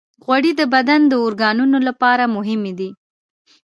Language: Pashto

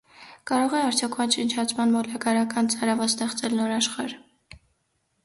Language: Armenian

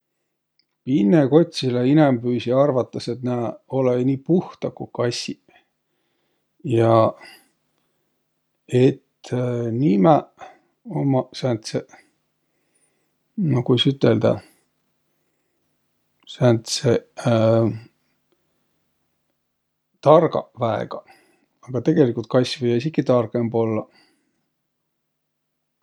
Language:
Võro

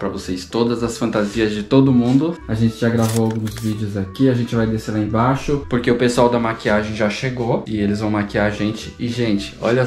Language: Portuguese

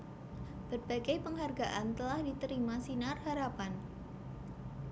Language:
Javanese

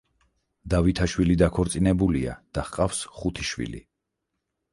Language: Georgian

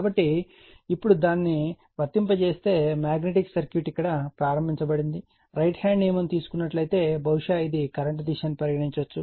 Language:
Telugu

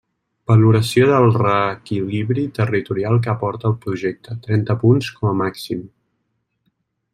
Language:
Catalan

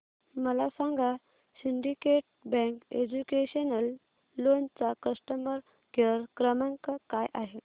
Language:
Marathi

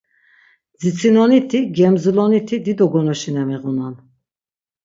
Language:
Laz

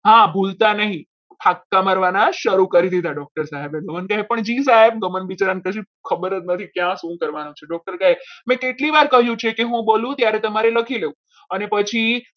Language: Gujarati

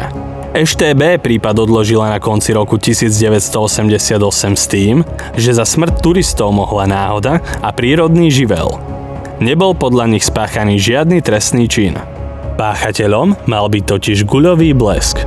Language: Slovak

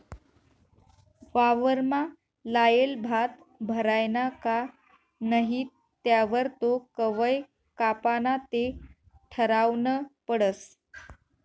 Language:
Marathi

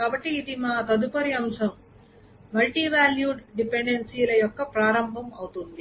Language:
Telugu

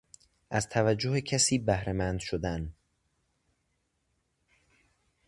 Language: Persian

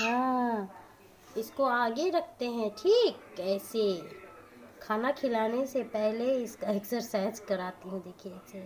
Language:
Hindi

